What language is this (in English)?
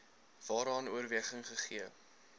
Afrikaans